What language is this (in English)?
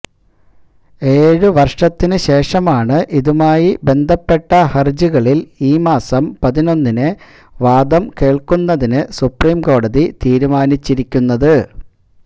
Malayalam